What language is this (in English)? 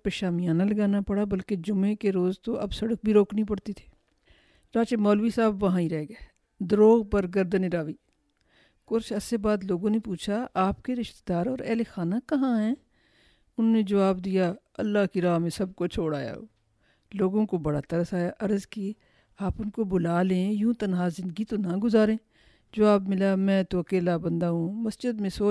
Urdu